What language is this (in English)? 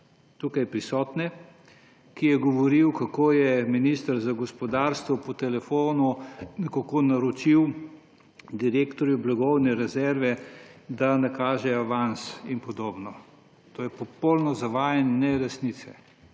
Slovenian